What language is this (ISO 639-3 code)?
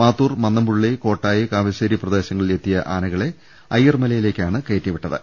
mal